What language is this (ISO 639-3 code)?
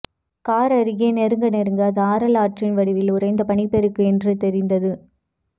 tam